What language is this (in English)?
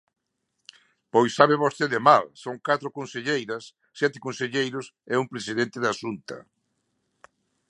Galician